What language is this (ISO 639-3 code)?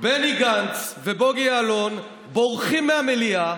heb